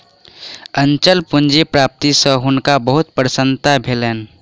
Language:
Maithili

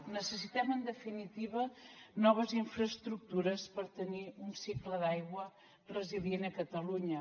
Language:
Catalan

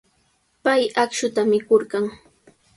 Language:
Sihuas Ancash Quechua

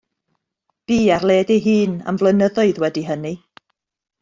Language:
Welsh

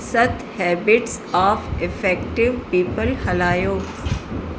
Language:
Sindhi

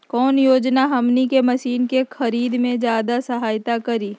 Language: Magahi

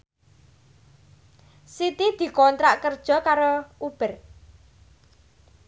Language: Javanese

